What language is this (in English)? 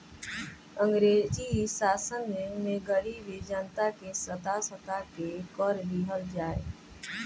Bhojpuri